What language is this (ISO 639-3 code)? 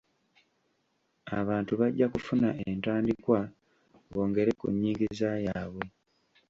lug